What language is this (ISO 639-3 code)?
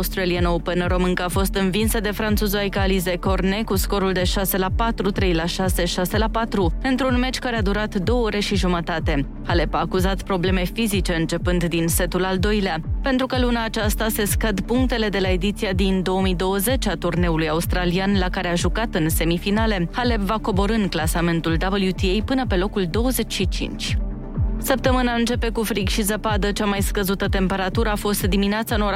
ron